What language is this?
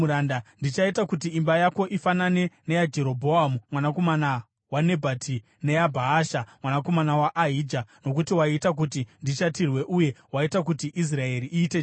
Shona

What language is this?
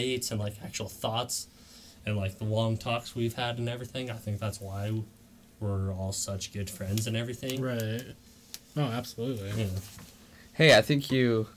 English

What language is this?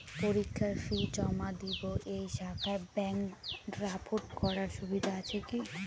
Bangla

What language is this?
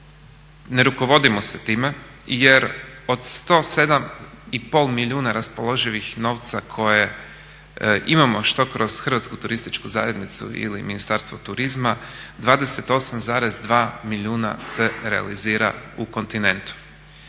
Croatian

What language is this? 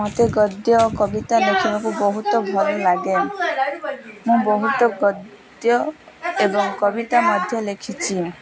Odia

